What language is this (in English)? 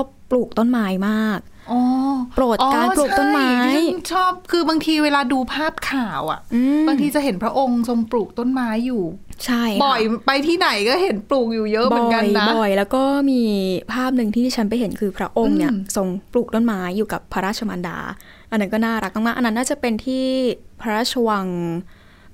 Thai